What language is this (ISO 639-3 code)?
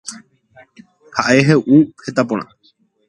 grn